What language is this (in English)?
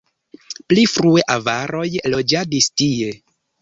Esperanto